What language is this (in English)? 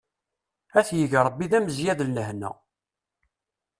Kabyle